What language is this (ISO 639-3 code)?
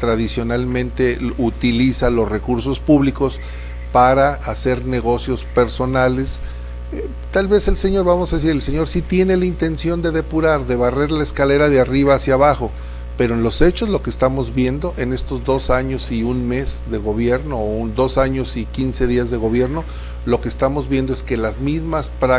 spa